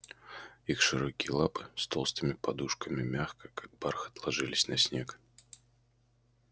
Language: Russian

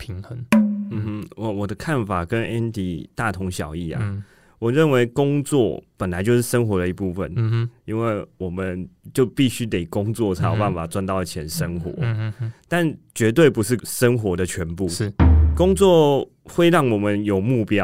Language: Chinese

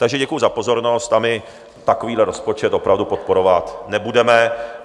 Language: Czech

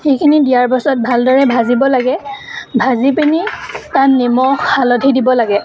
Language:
Assamese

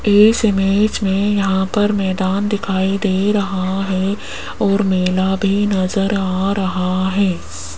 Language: Hindi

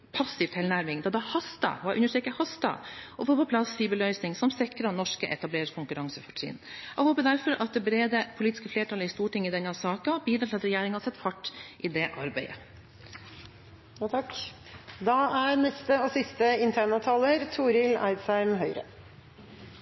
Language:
Norwegian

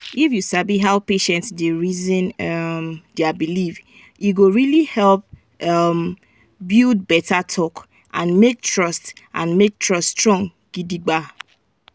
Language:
Nigerian Pidgin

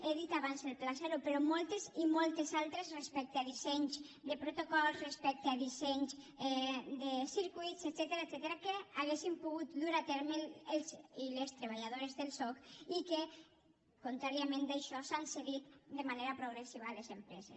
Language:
Catalan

